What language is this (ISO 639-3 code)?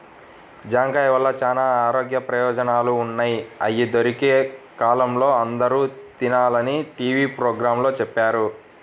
tel